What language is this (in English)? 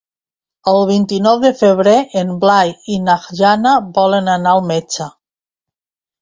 Catalan